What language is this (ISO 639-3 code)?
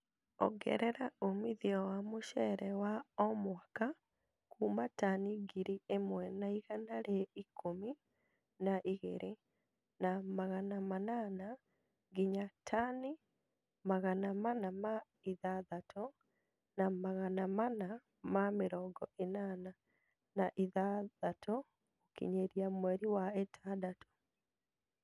kik